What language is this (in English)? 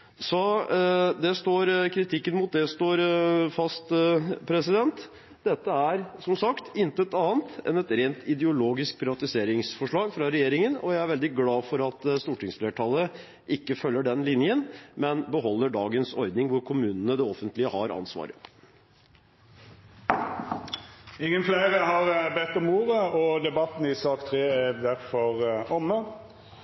Norwegian